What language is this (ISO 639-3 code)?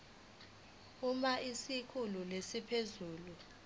zul